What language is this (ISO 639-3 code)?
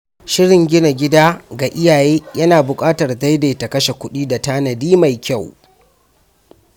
hau